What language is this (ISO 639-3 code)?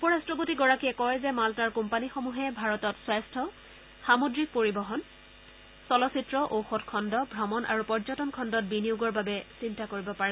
asm